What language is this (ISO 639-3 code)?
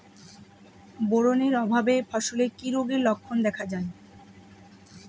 ben